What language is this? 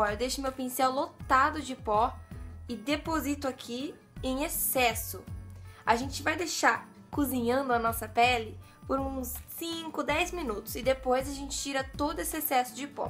Portuguese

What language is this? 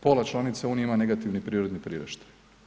Croatian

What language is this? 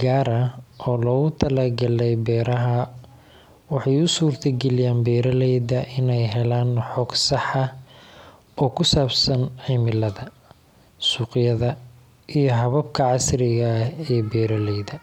Somali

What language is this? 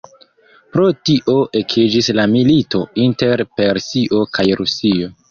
Esperanto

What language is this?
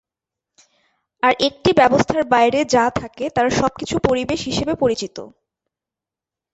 Bangla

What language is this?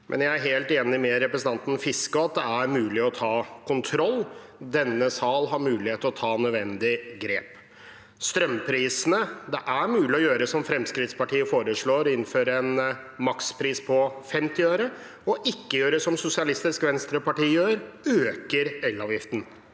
Norwegian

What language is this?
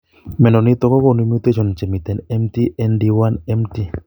Kalenjin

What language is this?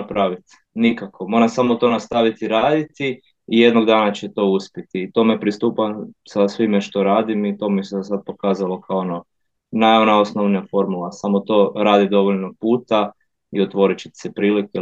Croatian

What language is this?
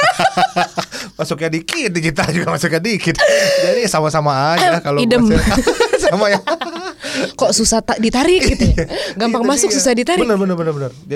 Indonesian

